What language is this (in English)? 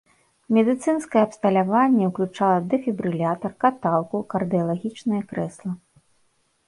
Belarusian